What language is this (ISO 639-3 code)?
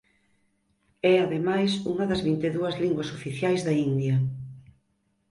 glg